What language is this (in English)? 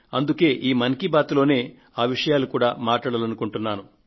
Telugu